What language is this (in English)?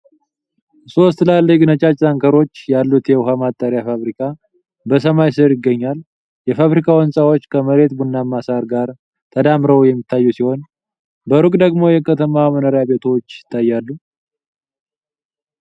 Amharic